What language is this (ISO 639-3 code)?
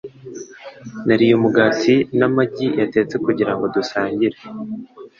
kin